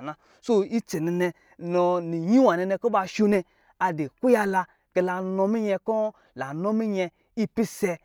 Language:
Lijili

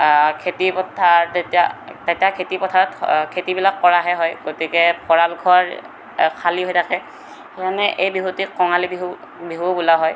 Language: Assamese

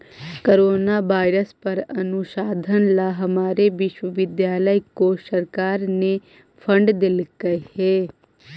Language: Magahi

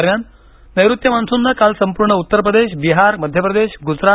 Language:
Marathi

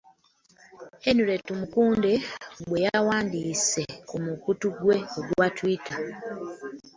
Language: Ganda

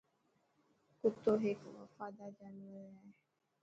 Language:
Dhatki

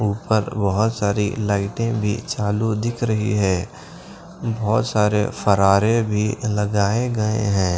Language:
Hindi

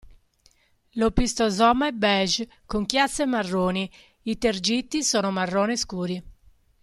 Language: Italian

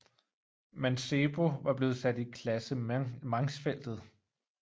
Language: Danish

